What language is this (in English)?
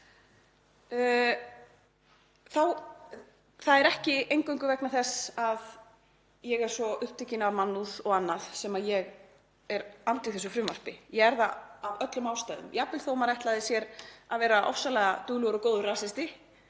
Icelandic